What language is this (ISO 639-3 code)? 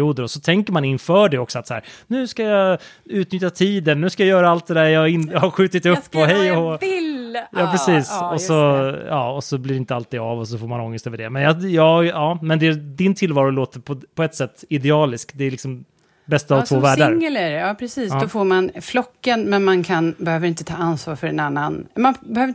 swe